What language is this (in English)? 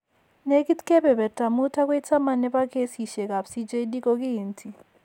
Kalenjin